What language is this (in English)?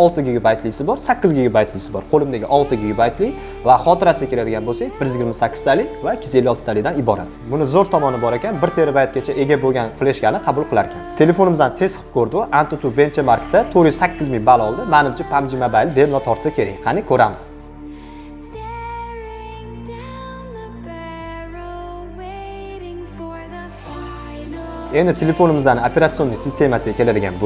Turkish